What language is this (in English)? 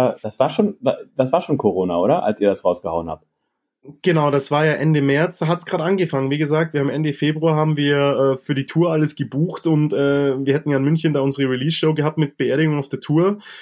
German